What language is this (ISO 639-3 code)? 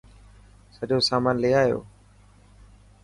mki